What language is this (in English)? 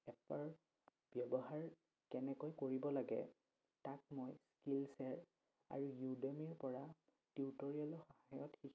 Assamese